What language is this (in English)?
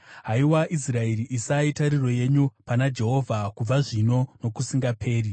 Shona